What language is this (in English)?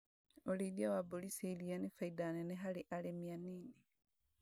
Kikuyu